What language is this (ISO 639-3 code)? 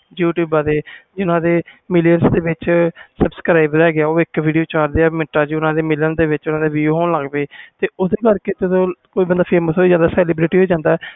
pan